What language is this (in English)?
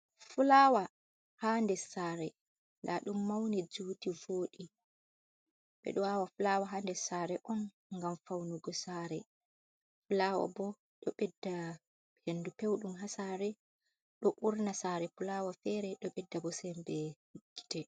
Fula